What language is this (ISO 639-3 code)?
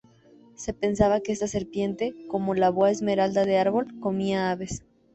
spa